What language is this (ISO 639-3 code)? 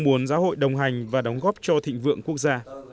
vie